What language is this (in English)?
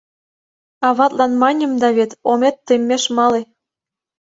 Mari